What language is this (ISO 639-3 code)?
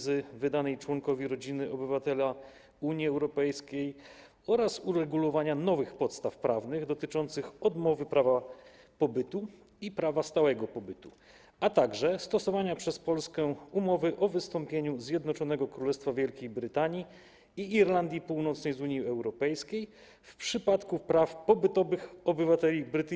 pol